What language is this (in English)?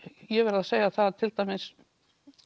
Icelandic